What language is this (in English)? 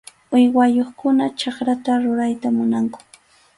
Arequipa-La Unión Quechua